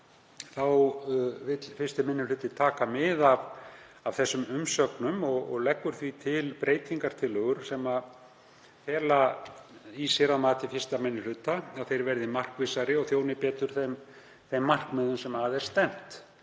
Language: Icelandic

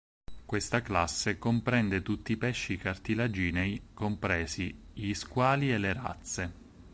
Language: Italian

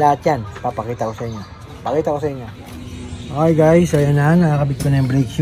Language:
Filipino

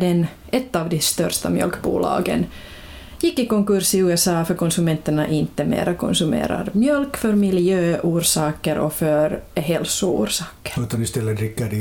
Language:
Swedish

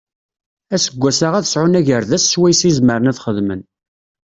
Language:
Kabyle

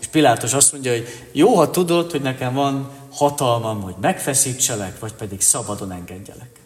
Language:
Hungarian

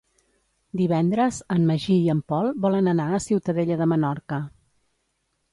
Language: Catalan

